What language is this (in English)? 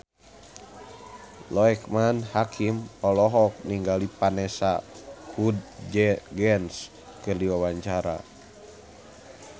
Sundanese